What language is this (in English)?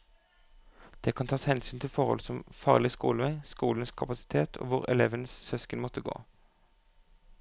Norwegian